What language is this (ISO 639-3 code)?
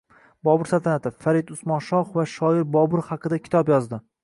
uzb